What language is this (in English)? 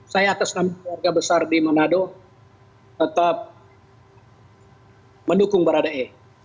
Indonesian